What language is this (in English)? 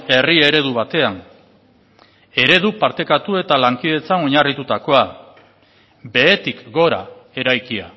Basque